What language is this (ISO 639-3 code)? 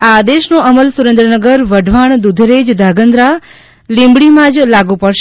guj